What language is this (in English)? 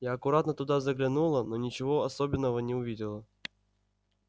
Russian